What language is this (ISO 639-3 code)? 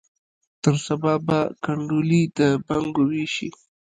pus